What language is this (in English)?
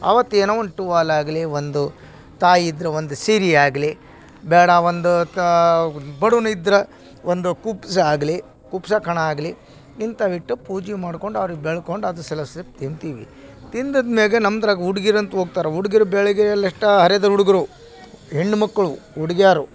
Kannada